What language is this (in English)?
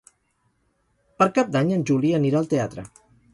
Catalan